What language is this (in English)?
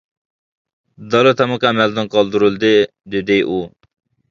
Uyghur